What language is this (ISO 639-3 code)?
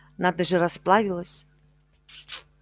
rus